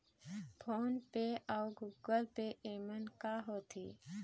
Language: Chhattisgarhi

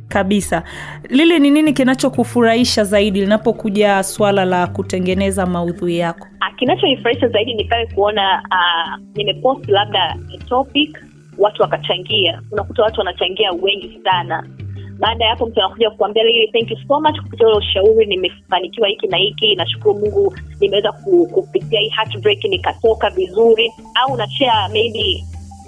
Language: Swahili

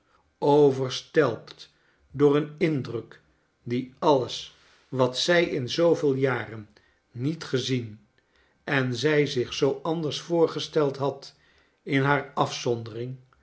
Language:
Dutch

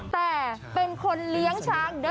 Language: Thai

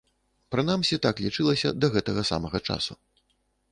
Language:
Belarusian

